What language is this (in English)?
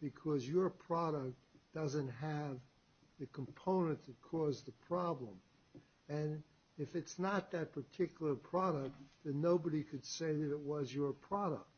English